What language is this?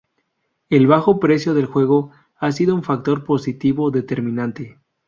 Spanish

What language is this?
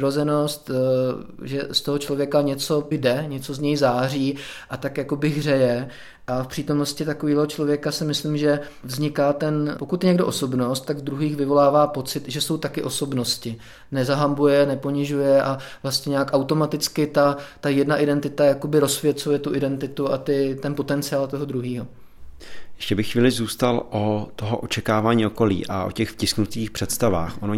Czech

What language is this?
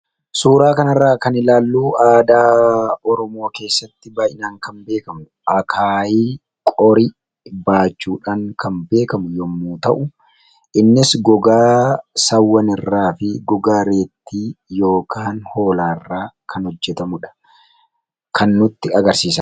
Oromo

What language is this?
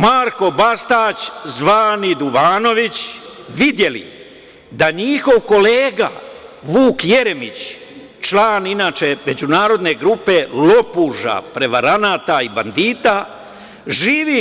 Serbian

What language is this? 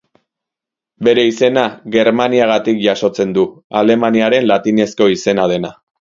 Basque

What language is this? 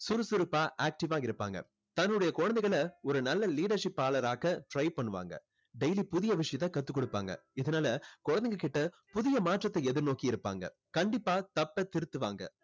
Tamil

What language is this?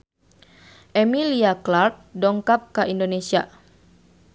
Sundanese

